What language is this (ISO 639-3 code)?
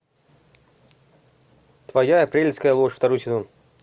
rus